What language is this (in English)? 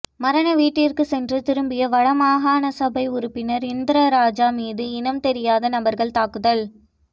Tamil